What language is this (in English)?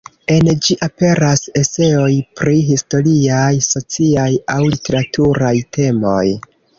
Esperanto